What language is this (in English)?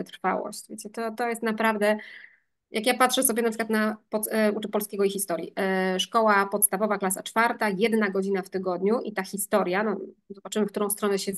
Polish